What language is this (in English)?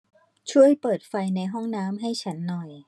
Thai